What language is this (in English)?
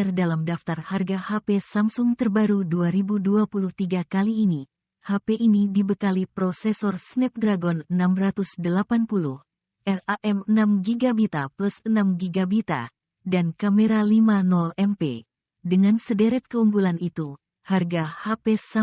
Indonesian